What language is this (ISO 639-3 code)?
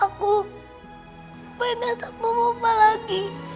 ind